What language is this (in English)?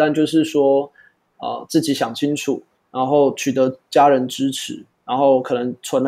Chinese